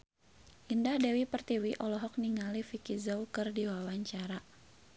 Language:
Sundanese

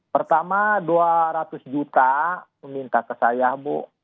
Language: Indonesian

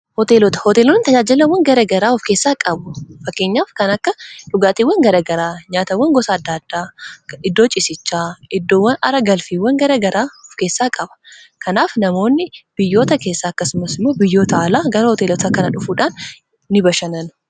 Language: Oromo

